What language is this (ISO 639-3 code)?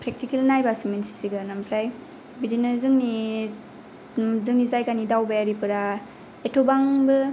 brx